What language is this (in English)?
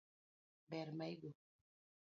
Luo (Kenya and Tanzania)